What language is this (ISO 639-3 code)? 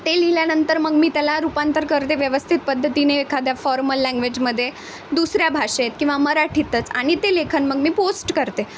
mar